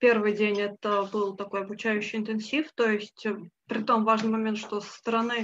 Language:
Russian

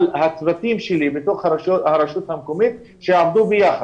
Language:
Hebrew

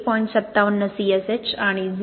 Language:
Marathi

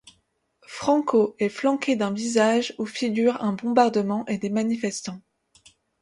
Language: French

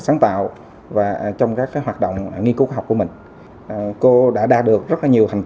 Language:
Vietnamese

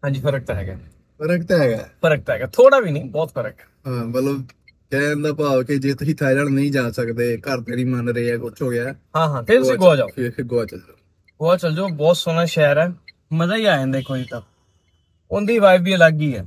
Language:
Punjabi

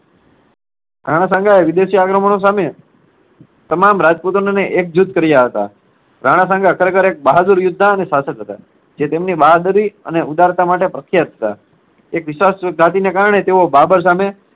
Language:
Gujarati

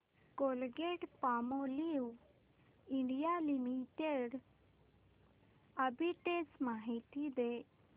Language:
Marathi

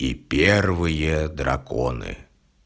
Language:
Russian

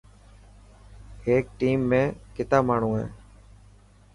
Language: Dhatki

